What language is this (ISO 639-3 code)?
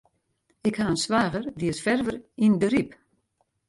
fry